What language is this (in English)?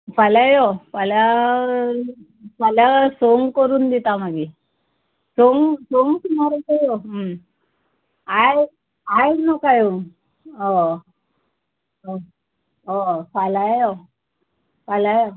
Konkani